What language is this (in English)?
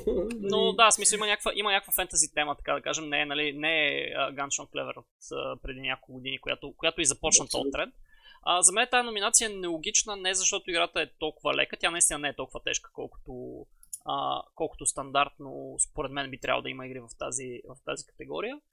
Bulgarian